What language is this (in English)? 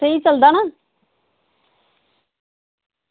Dogri